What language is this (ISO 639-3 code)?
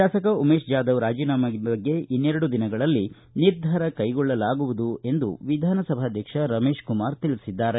kan